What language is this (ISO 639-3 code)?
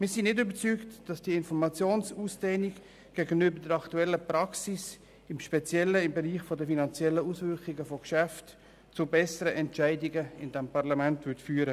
gsw